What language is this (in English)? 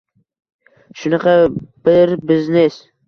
Uzbek